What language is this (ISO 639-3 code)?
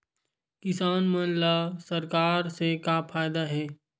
hne